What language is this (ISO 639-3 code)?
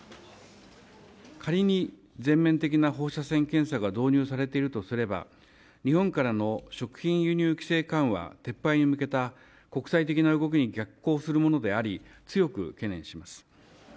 jpn